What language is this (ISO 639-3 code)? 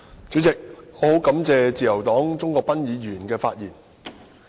yue